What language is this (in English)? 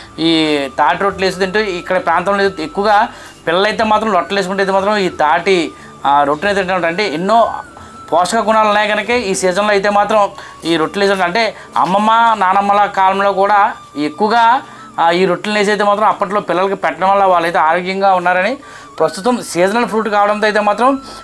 Telugu